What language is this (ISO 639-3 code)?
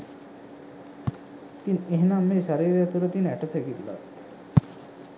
sin